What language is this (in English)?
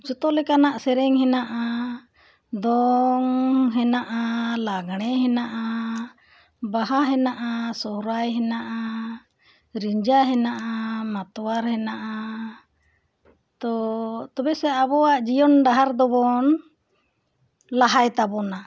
Santali